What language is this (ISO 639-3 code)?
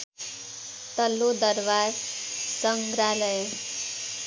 nep